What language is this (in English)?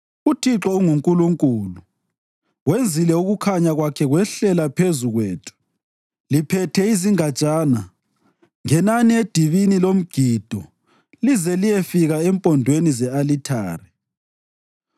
North Ndebele